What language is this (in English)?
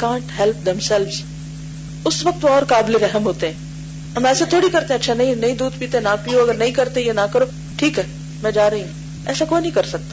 Urdu